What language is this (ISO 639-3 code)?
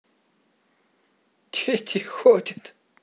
rus